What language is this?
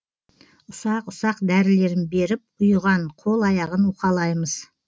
Kazakh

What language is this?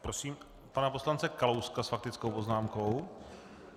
Czech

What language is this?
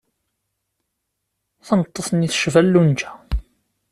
Kabyle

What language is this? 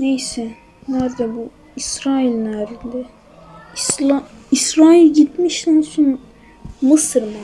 Turkish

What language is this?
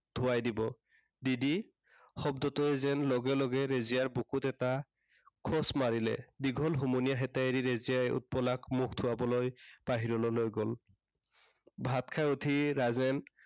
Assamese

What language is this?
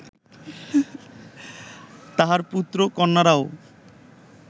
Bangla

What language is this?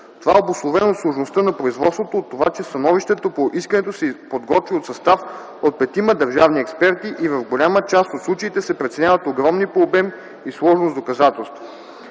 Bulgarian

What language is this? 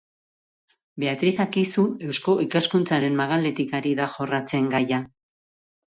Basque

